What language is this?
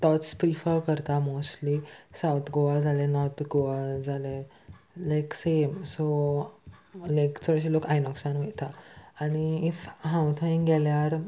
Konkani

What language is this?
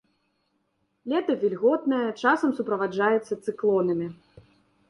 Belarusian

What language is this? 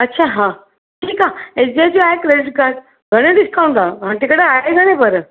Sindhi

